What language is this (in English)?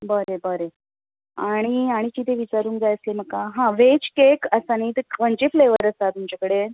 Konkani